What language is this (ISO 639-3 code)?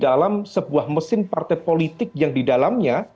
ind